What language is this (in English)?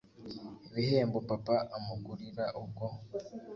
Kinyarwanda